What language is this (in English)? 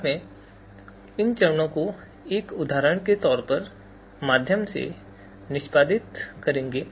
Hindi